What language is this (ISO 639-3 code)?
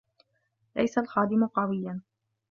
ara